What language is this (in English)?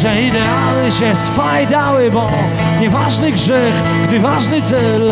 Polish